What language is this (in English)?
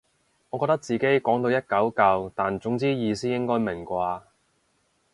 Cantonese